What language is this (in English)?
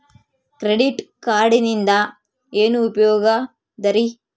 Kannada